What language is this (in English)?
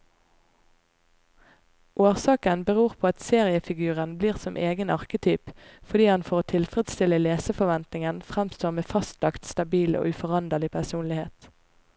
Norwegian